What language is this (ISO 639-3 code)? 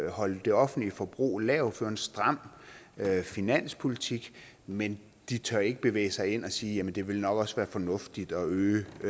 dan